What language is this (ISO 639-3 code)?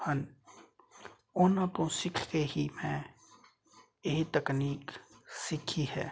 pan